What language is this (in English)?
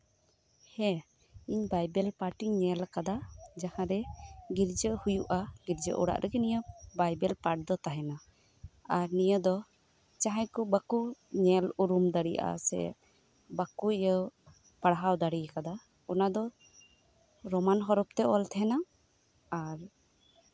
Santali